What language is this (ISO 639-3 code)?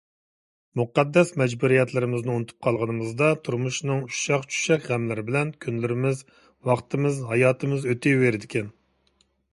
uig